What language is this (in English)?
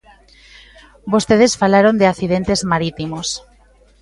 Galician